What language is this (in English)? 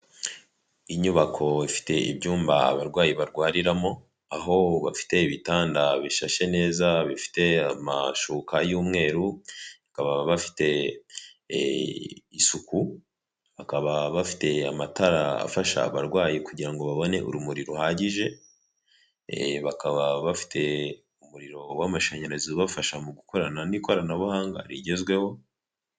Kinyarwanda